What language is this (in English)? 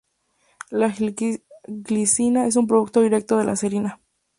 Spanish